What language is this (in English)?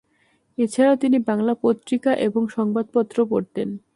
Bangla